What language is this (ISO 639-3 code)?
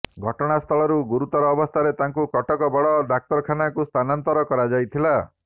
ori